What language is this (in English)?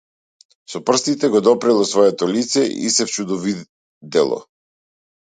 Macedonian